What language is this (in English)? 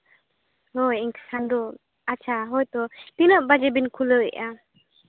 Santali